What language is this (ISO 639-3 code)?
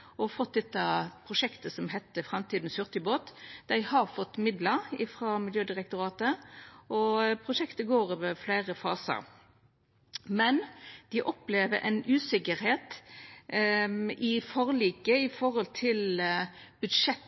nno